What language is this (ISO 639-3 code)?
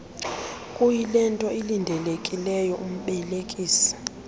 xho